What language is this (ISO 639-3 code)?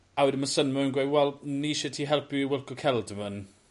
cym